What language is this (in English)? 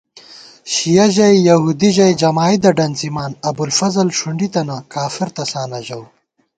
Gawar-Bati